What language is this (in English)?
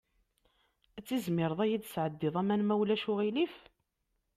Kabyle